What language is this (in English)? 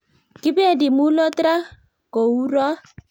Kalenjin